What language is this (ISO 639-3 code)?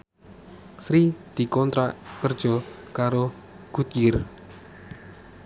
jav